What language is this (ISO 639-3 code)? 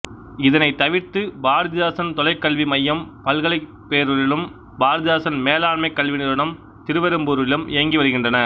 tam